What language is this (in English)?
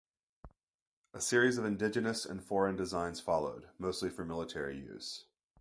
English